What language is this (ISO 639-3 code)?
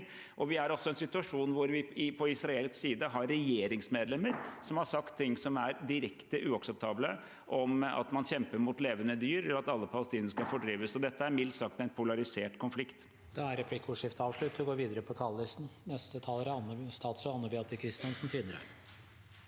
nor